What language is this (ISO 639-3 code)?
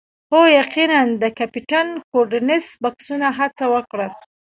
pus